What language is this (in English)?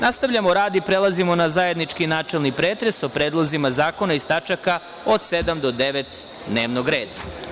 Serbian